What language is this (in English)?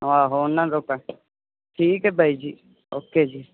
Punjabi